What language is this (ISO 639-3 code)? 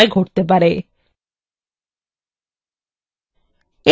ben